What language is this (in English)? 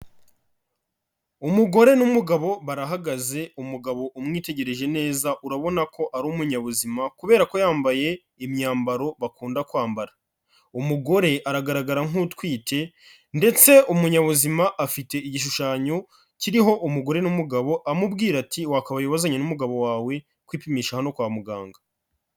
Kinyarwanda